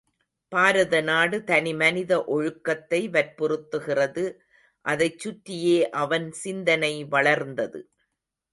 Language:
Tamil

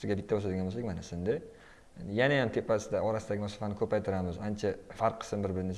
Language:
Turkish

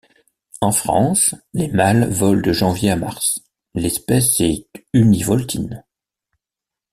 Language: French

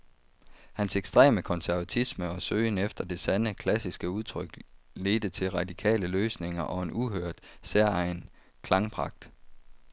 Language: Danish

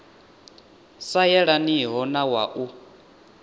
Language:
Venda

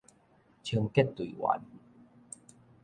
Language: Min Nan Chinese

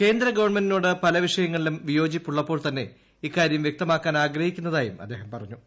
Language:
Malayalam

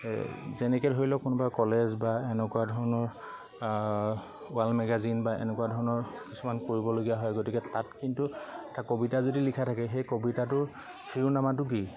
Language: Assamese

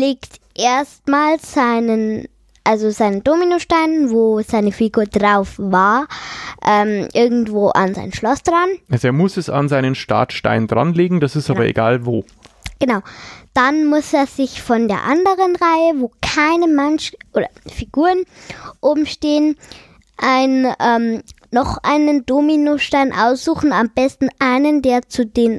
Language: German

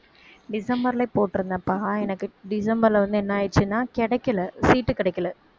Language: Tamil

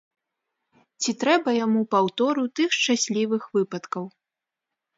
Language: Belarusian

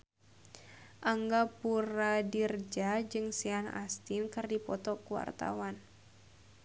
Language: Sundanese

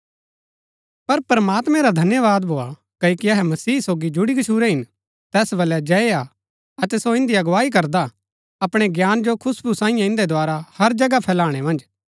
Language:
Gaddi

